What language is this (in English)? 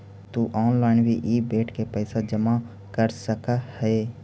Magahi